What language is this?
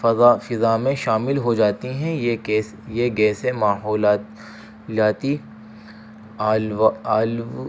Urdu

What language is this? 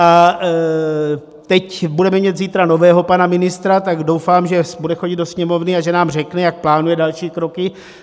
Czech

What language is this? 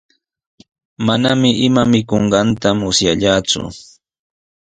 Sihuas Ancash Quechua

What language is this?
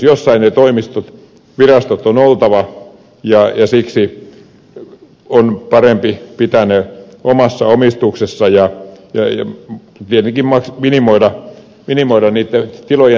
Finnish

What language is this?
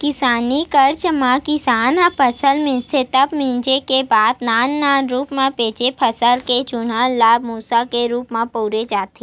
Chhattisgarhi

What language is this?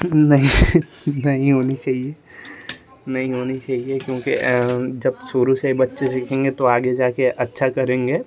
Hindi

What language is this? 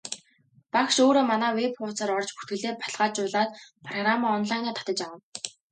Mongolian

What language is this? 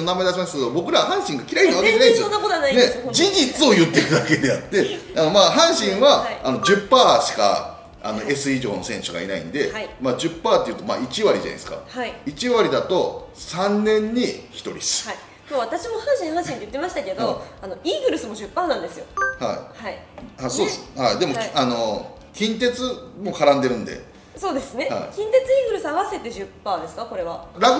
Japanese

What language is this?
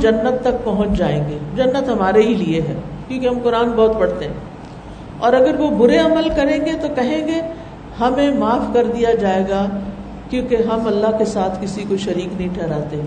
Urdu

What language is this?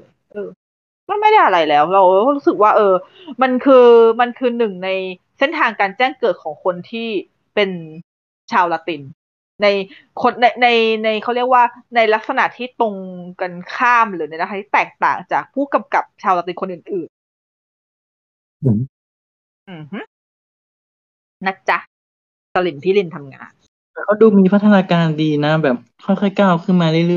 Thai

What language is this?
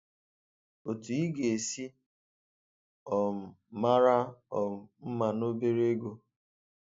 Igbo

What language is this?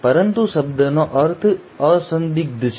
Gujarati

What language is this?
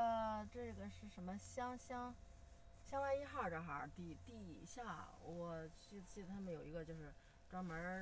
Chinese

